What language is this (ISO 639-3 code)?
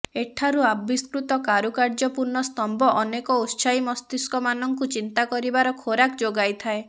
ori